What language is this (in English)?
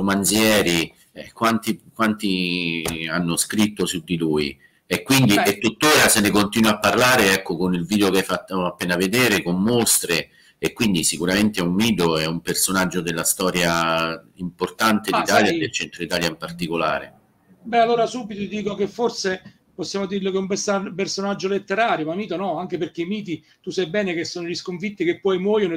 Italian